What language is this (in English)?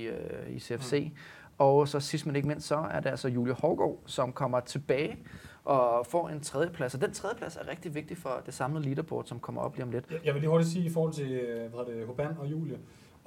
Danish